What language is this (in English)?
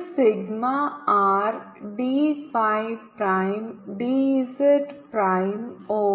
Malayalam